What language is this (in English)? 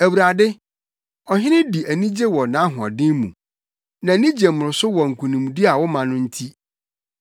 Akan